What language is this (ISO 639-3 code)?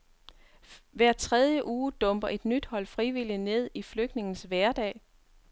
dan